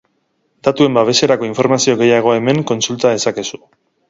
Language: Basque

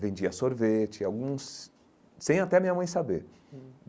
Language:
Portuguese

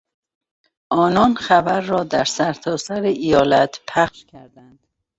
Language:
Persian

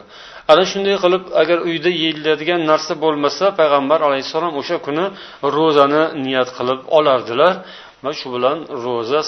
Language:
Bulgarian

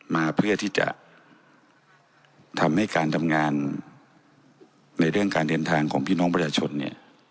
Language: Thai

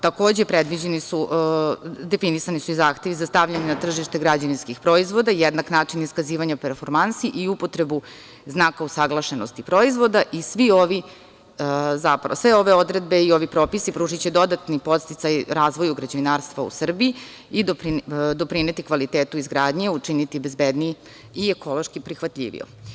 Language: Serbian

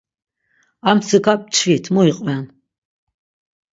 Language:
Laz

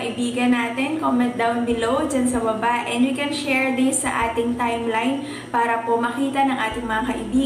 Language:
Filipino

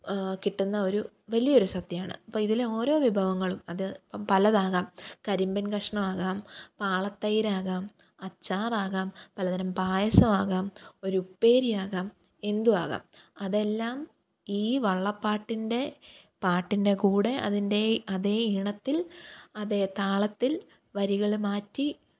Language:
Malayalam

